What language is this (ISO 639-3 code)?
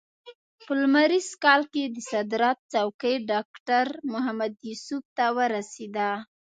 pus